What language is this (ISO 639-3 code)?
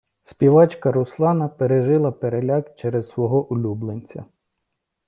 ukr